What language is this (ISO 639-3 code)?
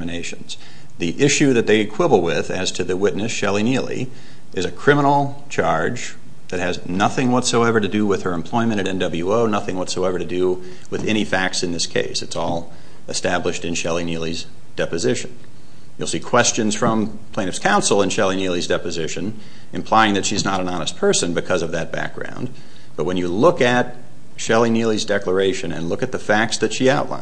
eng